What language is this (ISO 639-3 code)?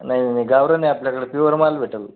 mar